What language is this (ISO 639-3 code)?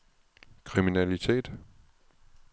dan